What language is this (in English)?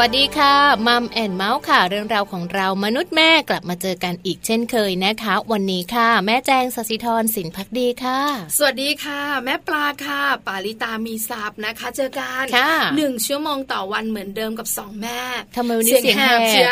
Thai